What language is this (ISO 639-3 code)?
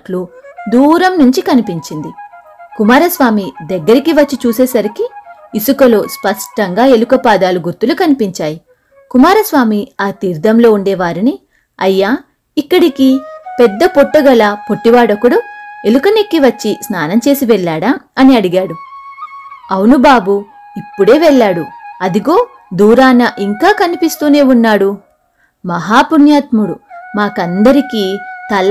tel